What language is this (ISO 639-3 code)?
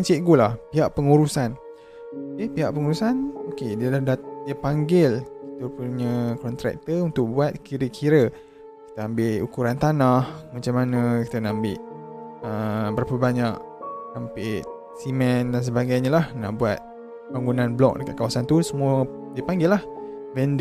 msa